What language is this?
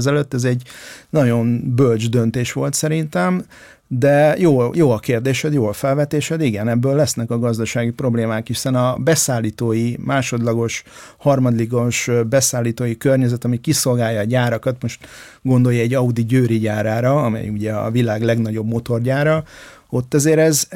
Hungarian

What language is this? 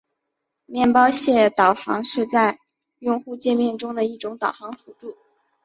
Chinese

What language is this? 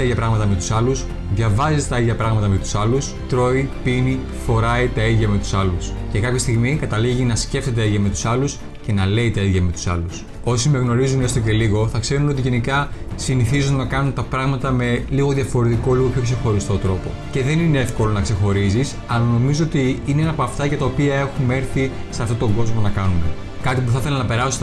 Greek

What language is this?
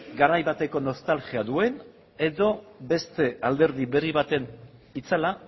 Basque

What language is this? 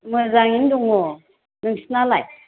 Bodo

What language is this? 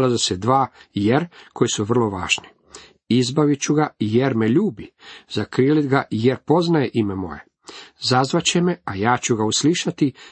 Croatian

